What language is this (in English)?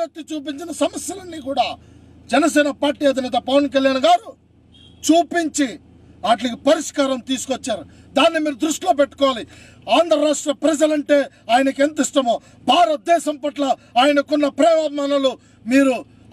Telugu